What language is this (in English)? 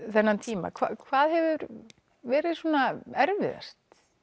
Icelandic